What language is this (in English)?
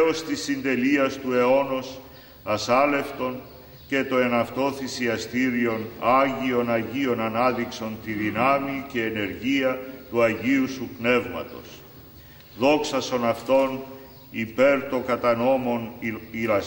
Greek